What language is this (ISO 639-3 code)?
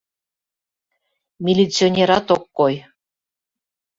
chm